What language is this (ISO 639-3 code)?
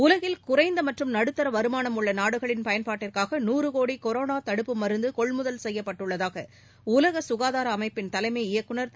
tam